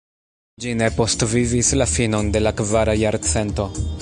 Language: Esperanto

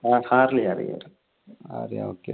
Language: Malayalam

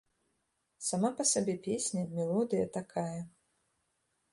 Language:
Belarusian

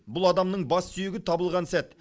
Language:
Kazakh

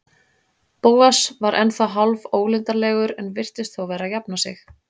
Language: Icelandic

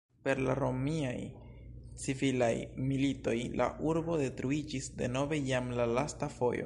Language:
Esperanto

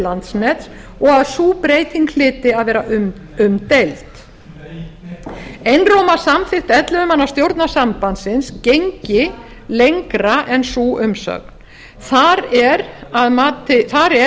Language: Icelandic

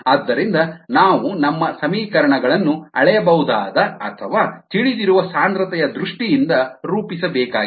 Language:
Kannada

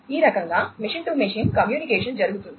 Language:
Telugu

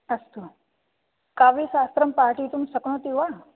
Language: Sanskrit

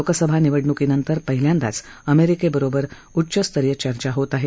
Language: Marathi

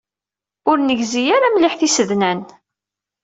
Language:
Kabyle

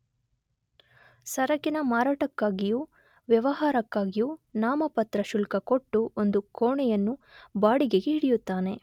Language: Kannada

